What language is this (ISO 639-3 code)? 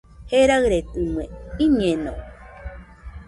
hux